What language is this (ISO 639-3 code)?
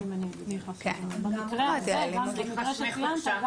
heb